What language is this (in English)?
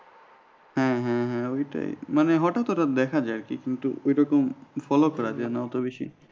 Bangla